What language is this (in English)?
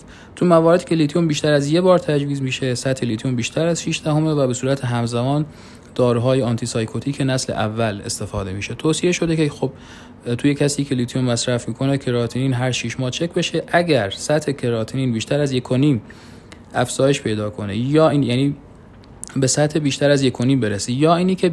Persian